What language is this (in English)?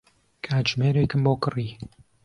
Central Kurdish